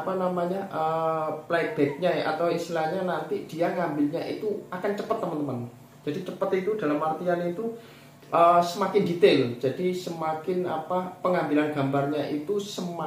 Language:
Indonesian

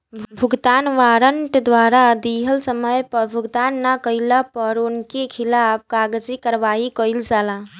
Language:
Bhojpuri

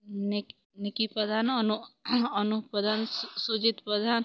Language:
Odia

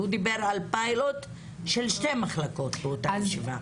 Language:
Hebrew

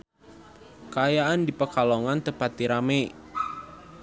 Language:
Sundanese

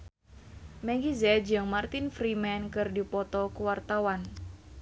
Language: Sundanese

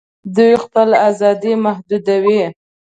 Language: Pashto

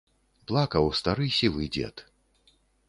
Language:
Belarusian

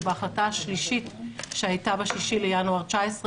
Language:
Hebrew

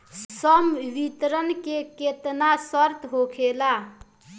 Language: Bhojpuri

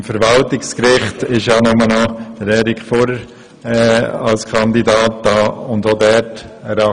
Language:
Swiss German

